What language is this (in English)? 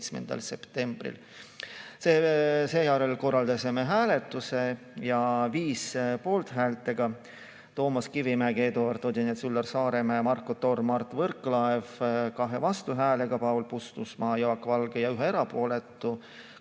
Estonian